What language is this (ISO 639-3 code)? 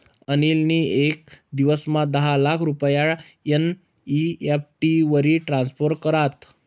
mar